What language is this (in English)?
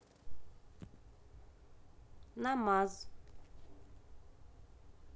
Russian